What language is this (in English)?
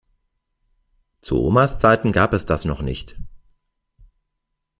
German